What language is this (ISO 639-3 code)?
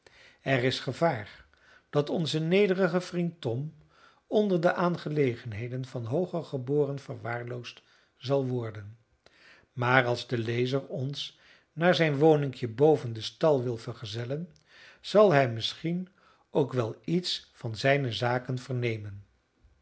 nld